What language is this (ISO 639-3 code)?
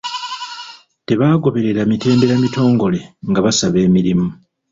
lug